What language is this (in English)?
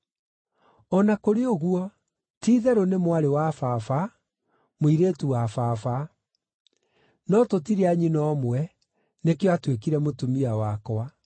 Kikuyu